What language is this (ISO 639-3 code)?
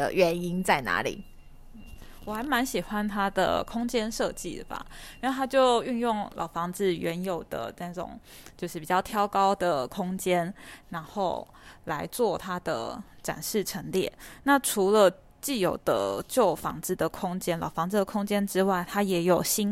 zho